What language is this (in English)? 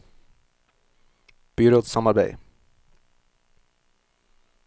Norwegian